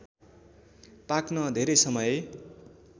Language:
Nepali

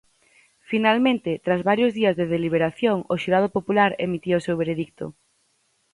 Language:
Galician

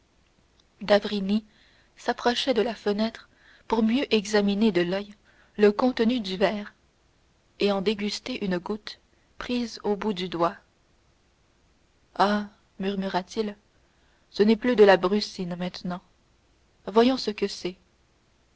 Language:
French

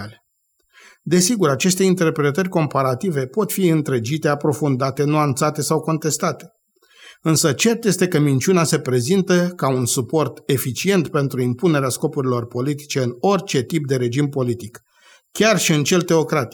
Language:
Romanian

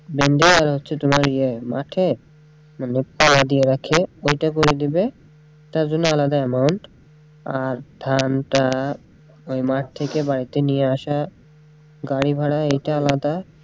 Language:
Bangla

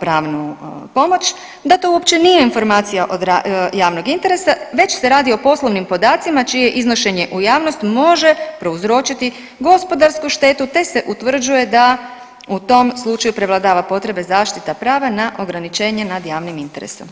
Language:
Croatian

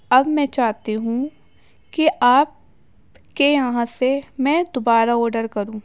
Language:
Urdu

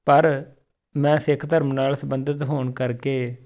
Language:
Punjabi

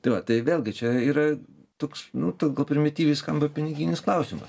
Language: Lithuanian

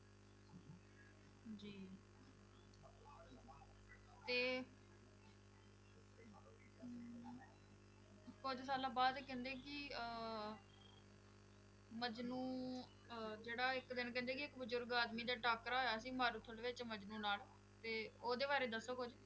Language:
Punjabi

